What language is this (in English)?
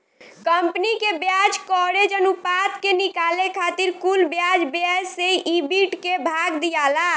Bhojpuri